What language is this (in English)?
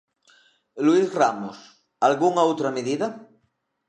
Galician